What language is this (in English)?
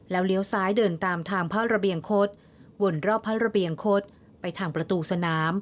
Thai